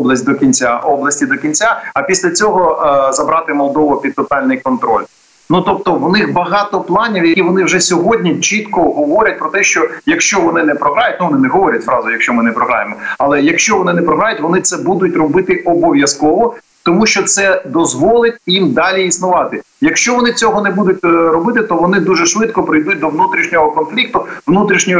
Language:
Ukrainian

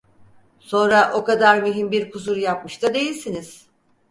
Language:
Turkish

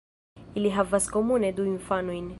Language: Esperanto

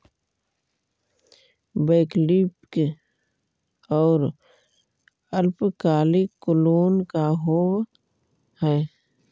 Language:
Magahi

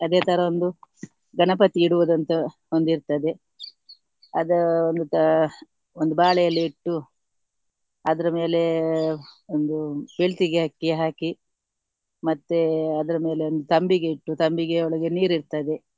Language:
Kannada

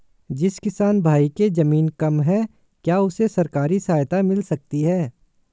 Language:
Hindi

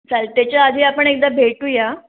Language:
Marathi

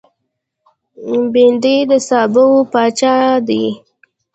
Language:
Pashto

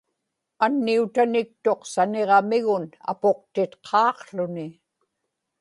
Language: Inupiaq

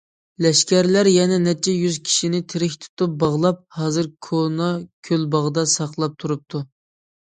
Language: Uyghur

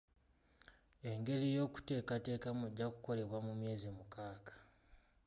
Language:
Ganda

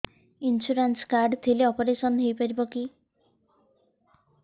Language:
Odia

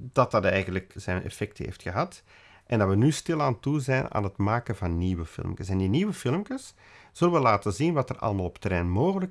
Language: Dutch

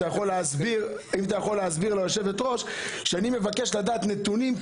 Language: Hebrew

